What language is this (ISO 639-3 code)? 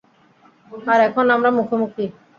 ben